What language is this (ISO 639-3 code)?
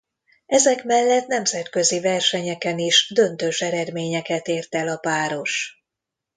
hun